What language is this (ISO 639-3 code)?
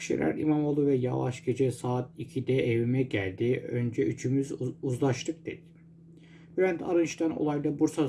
tur